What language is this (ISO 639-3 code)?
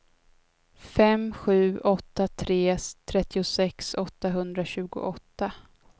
swe